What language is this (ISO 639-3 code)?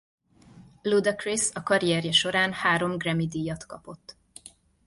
hun